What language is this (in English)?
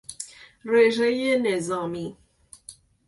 Persian